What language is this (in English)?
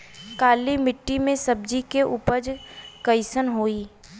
Bhojpuri